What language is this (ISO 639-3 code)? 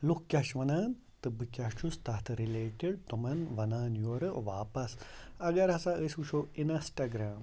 kas